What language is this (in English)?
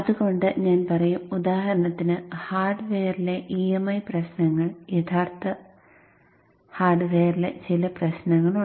Malayalam